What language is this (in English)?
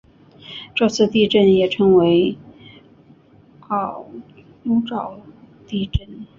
Chinese